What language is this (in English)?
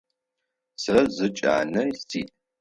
Adyghe